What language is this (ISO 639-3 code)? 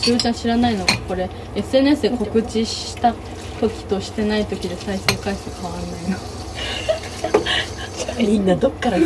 jpn